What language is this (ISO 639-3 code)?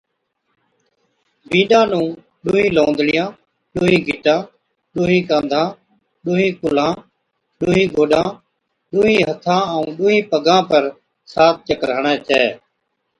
odk